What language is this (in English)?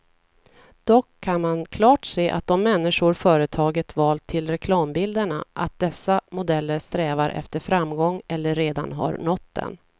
Swedish